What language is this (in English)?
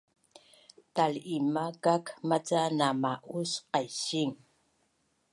Bunun